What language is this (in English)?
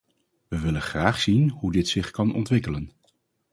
Dutch